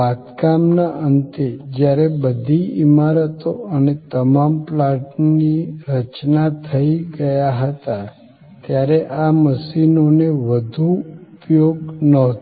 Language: Gujarati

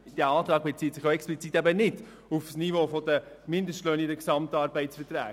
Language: Swiss German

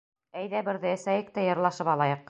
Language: Bashkir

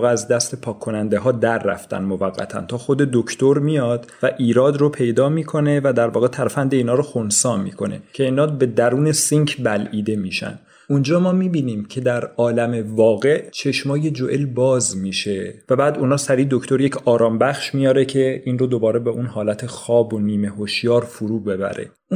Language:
Persian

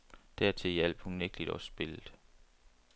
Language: Danish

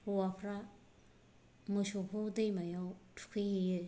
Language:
Bodo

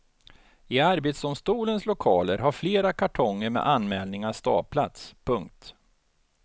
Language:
Swedish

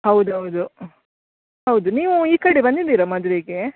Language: Kannada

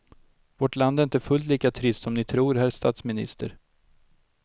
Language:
Swedish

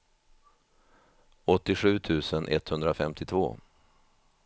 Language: Swedish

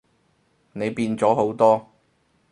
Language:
Cantonese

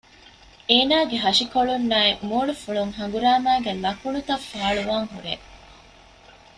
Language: Divehi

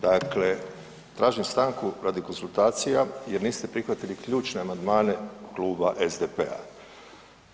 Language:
Croatian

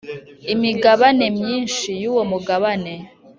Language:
Kinyarwanda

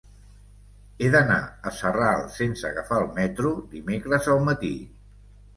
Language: Catalan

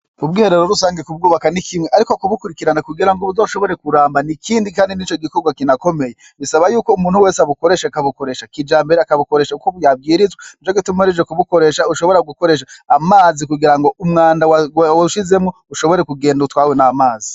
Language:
Rundi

